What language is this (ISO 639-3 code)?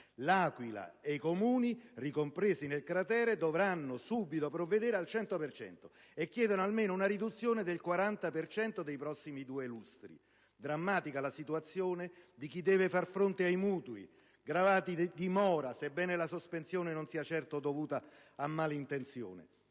ita